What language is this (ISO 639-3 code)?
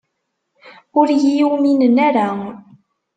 kab